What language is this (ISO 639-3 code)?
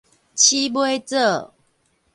nan